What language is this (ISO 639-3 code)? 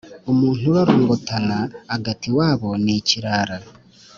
kin